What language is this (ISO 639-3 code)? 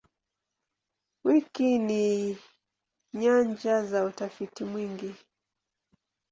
swa